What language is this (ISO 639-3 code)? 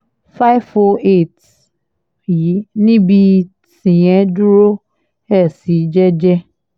yor